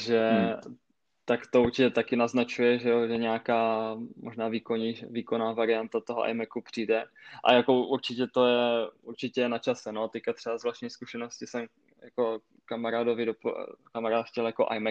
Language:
Czech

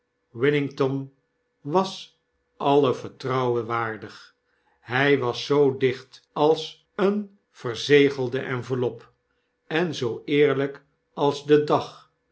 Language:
Dutch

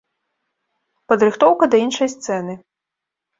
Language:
Belarusian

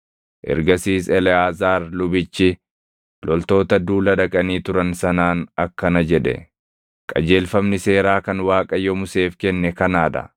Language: Oromo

